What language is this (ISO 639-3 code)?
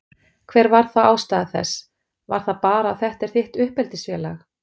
isl